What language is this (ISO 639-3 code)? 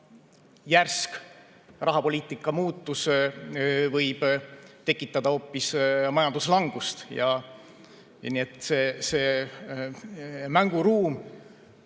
est